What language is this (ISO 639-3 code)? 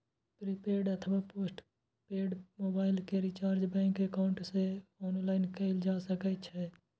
mai